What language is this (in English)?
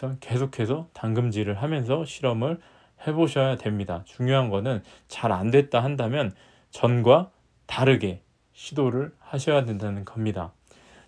Korean